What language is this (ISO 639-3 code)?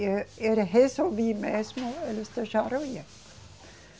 por